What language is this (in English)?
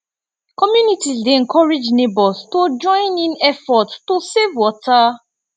Nigerian Pidgin